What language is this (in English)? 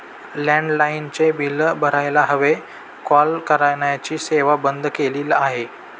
Marathi